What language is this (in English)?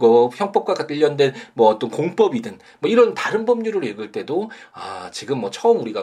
Korean